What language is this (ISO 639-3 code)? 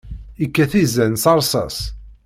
kab